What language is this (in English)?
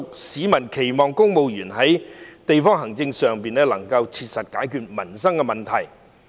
Cantonese